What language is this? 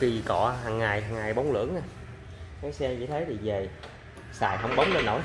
Vietnamese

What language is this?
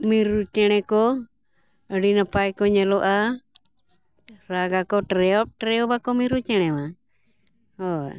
Santali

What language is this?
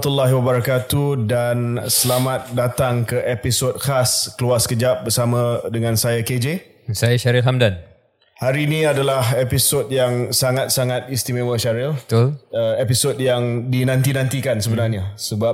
Malay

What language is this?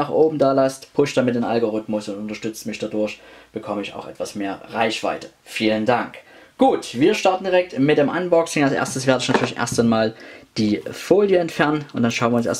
German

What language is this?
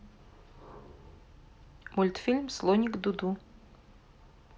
Russian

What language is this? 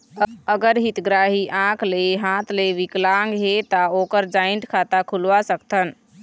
Chhattisgarhi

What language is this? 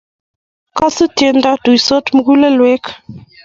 Kalenjin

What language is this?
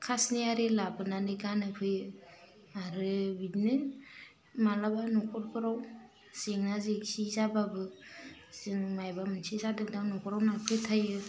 Bodo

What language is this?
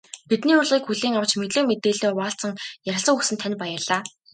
Mongolian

